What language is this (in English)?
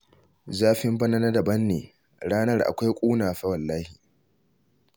Hausa